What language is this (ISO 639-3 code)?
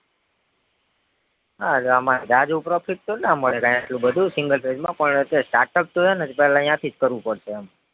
guj